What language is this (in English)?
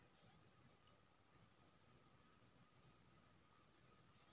Maithili